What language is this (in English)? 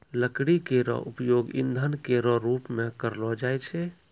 Maithili